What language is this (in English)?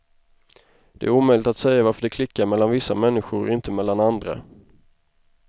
Swedish